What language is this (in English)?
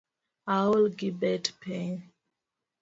Luo (Kenya and Tanzania)